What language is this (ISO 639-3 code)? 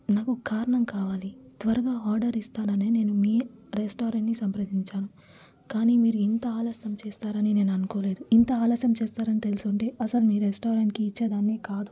tel